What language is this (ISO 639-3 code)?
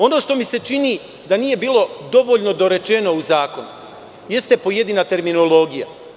srp